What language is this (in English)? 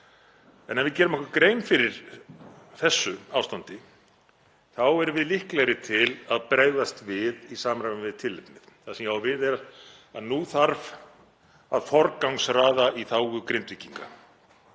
Icelandic